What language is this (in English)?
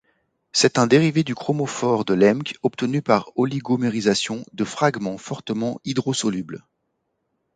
French